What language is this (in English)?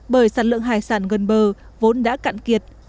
Vietnamese